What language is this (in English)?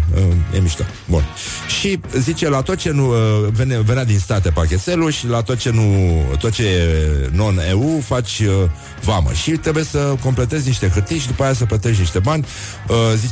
Romanian